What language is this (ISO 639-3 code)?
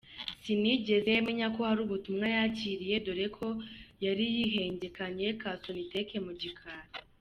kin